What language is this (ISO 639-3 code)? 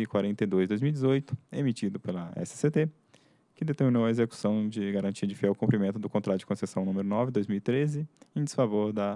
por